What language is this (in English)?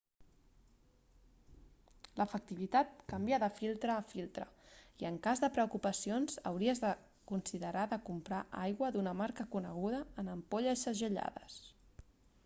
Catalan